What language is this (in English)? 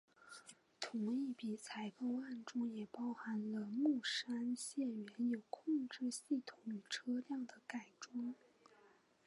Chinese